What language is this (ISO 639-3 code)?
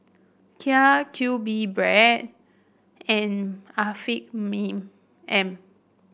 eng